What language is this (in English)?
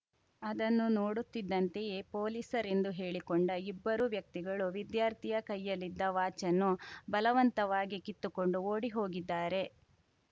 Kannada